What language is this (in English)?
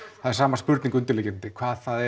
Icelandic